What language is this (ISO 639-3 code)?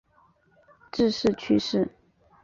zho